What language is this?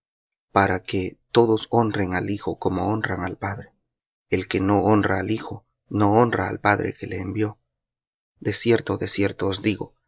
Spanish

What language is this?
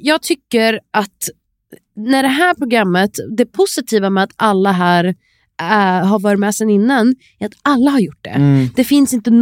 Swedish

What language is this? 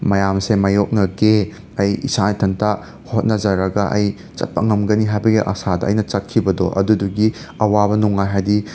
Manipuri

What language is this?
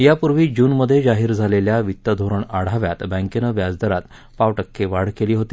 Marathi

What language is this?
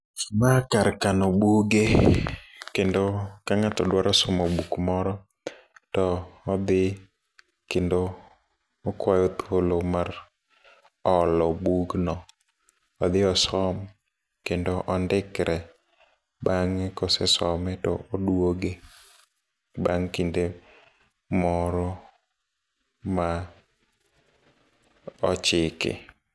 Luo (Kenya and Tanzania)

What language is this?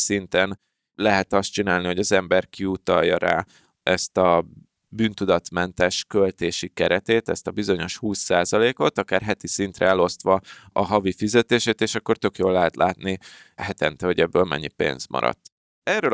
Hungarian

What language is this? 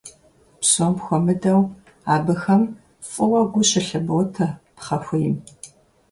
Kabardian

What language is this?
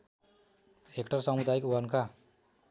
Nepali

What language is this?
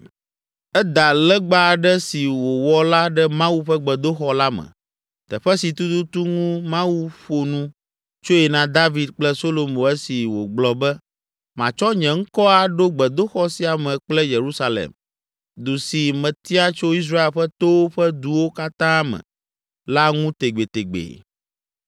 Ewe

